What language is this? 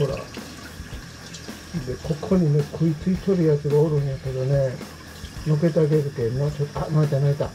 Japanese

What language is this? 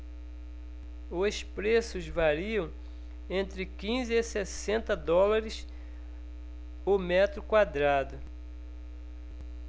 Portuguese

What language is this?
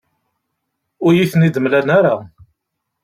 Kabyle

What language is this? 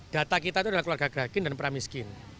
Indonesian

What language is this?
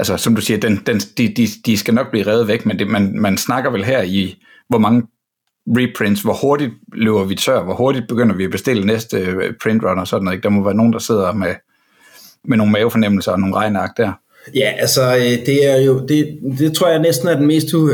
Danish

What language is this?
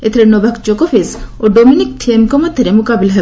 Odia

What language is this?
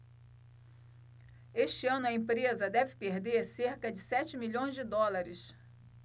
Portuguese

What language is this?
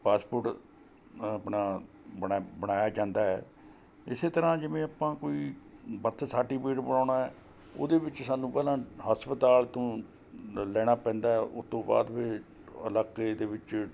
Punjabi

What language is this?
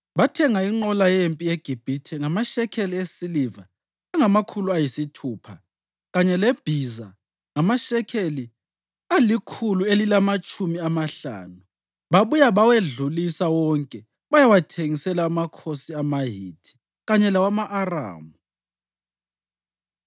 North Ndebele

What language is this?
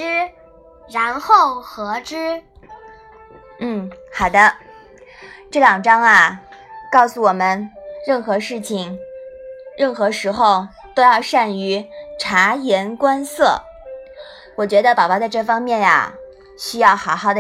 Chinese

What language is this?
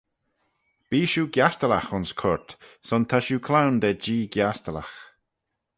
Manx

